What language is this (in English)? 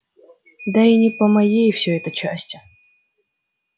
Russian